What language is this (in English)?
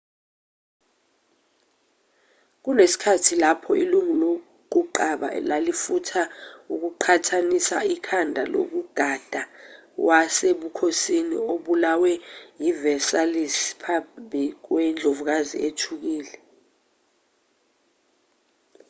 Zulu